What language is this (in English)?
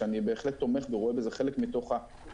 Hebrew